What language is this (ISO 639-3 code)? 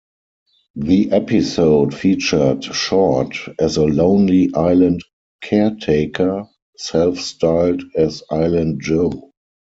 eng